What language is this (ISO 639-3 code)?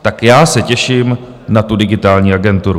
ces